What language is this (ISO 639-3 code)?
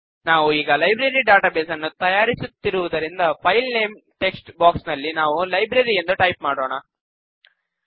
kan